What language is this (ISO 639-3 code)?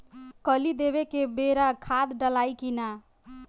bho